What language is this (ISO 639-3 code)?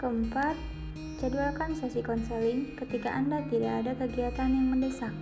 ind